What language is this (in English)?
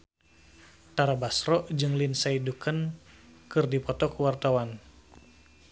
Sundanese